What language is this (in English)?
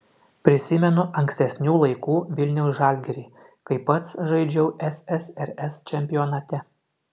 Lithuanian